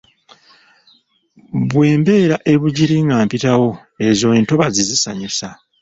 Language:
Ganda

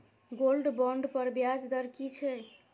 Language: Maithili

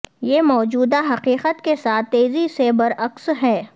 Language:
Urdu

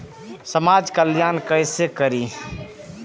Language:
Maithili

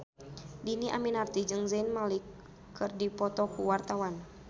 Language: Sundanese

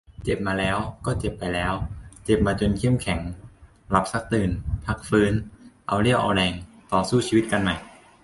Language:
Thai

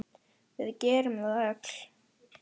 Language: Icelandic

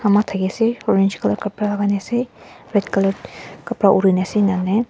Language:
Naga Pidgin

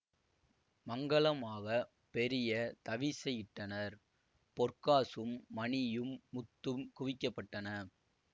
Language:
Tamil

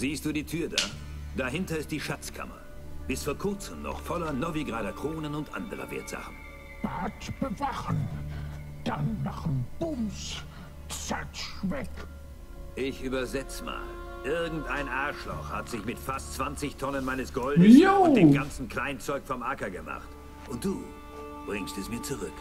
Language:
German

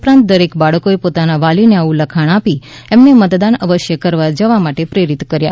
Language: Gujarati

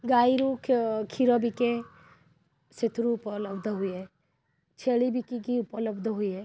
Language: Odia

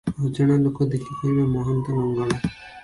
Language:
Odia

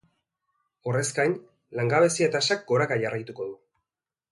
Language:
Basque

